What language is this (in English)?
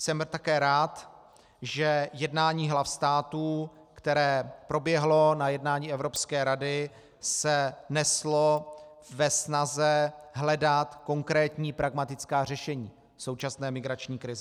Czech